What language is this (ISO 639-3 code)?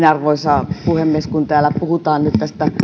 fin